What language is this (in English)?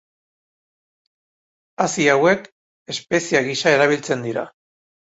Basque